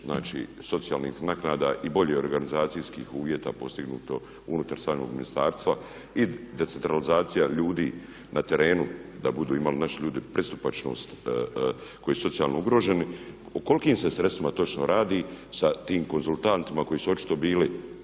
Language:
Croatian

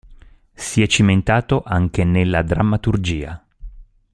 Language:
Italian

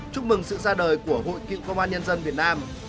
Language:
Vietnamese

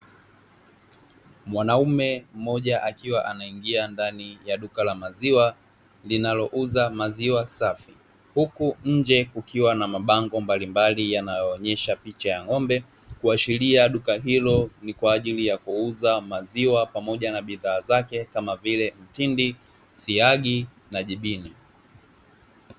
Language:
Swahili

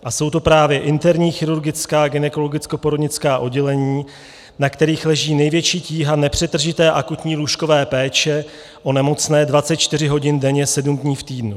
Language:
Czech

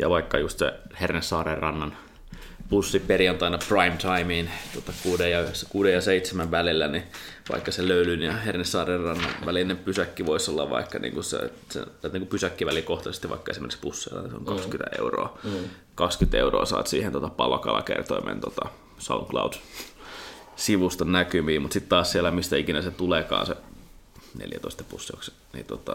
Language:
Finnish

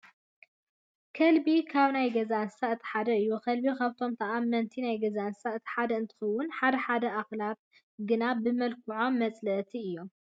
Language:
Tigrinya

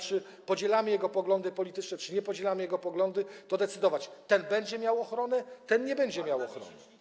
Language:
Polish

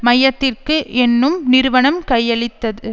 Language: Tamil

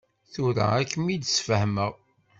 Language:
Kabyle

